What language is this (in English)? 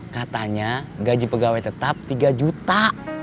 Indonesian